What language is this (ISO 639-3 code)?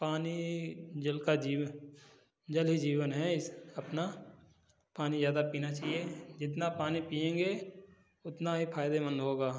hin